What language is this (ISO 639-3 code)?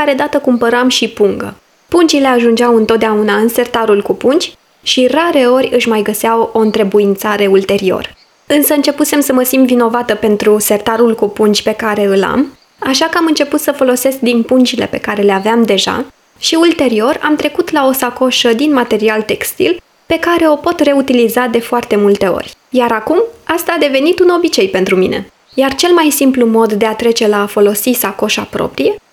ron